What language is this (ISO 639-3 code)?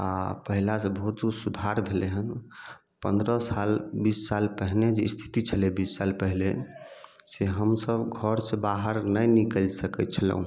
mai